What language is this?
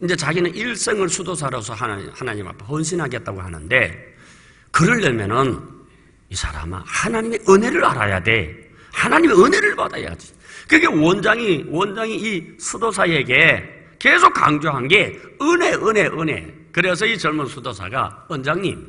Korean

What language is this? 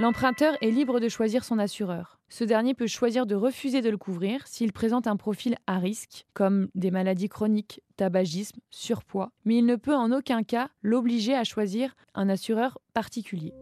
French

